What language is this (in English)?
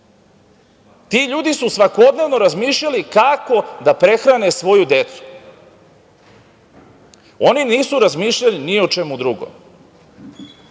Serbian